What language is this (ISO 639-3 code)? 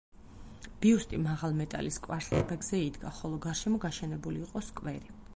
kat